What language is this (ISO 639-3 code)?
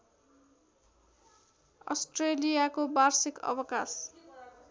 nep